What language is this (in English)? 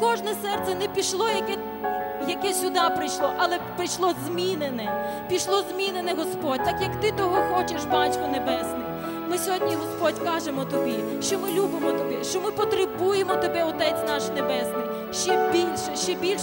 Ukrainian